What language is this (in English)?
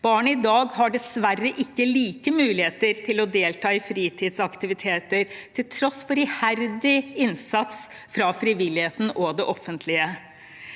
Norwegian